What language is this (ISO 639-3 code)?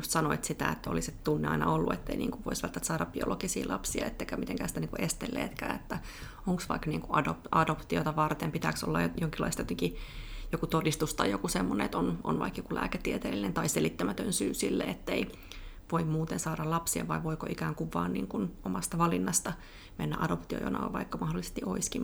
fin